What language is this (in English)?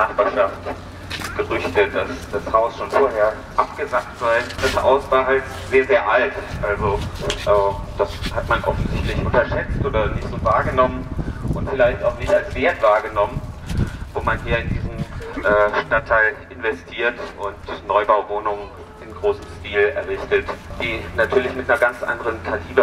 German